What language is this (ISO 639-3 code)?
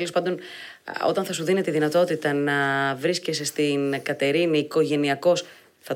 ell